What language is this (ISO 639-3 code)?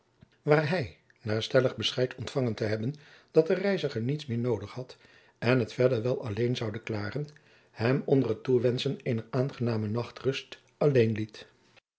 nld